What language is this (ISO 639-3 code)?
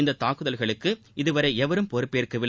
tam